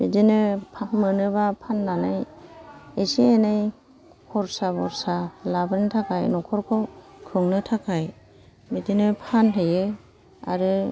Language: Bodo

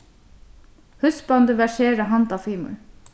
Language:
Faroese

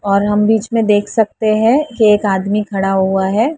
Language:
Hindi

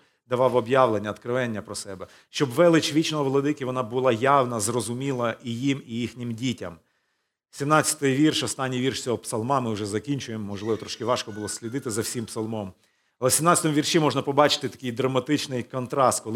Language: Ukrainian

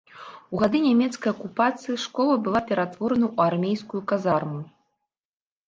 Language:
Belarusian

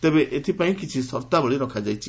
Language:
Odia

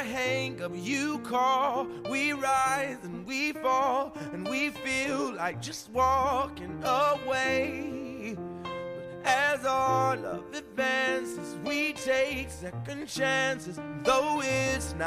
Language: Danish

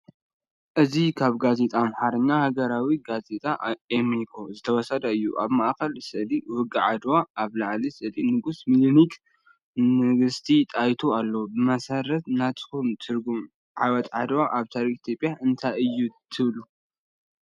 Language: Tigrinya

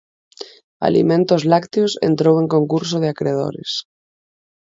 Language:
Galician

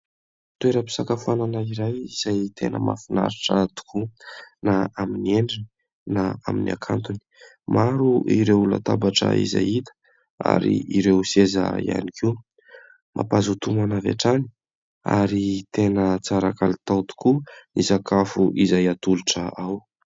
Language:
Malagasy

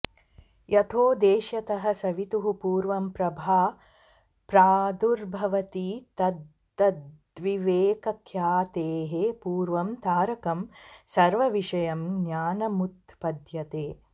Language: Sanskrit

